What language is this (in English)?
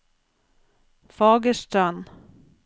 Norwegian